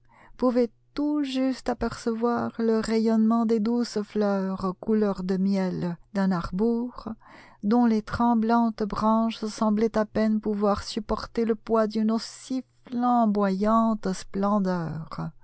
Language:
French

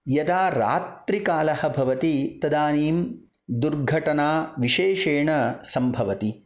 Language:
Sanskrit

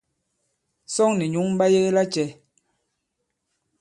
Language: Bankon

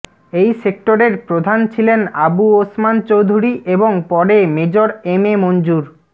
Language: Bangla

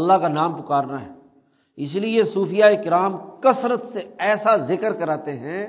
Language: Urdu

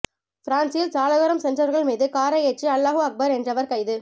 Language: Tamil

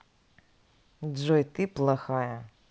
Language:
Russian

